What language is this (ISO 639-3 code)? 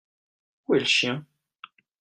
fra